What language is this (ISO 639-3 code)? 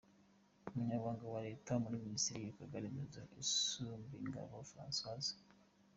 kin